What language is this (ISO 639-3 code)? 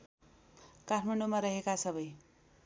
nep